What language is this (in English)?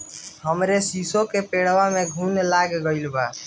Bhojpuri